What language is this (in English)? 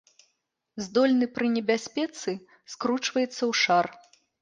Belarusian